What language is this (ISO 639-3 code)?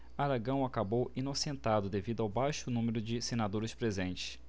por